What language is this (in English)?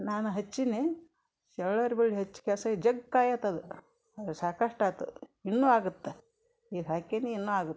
Kannada